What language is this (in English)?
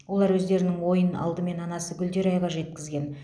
Kazakh